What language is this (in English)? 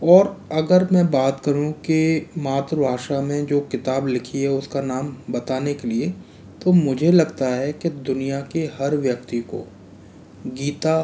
Hindi